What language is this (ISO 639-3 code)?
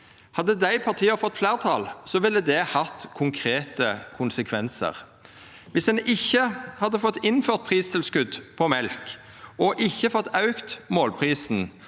nor